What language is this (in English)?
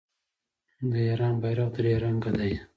Pashto